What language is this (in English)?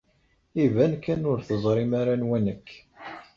Kabyle